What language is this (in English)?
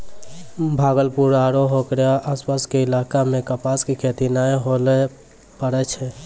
Maithili